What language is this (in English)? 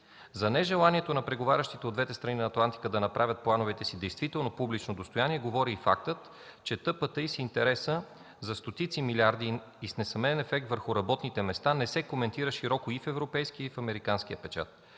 Bulgarian